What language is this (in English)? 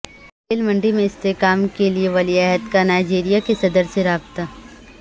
Urdu